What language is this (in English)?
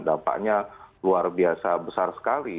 Indonesian